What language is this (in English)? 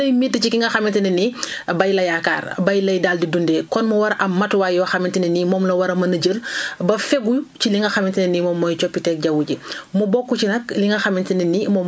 Wolof